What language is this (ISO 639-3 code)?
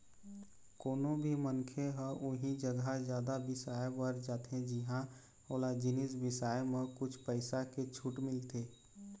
hne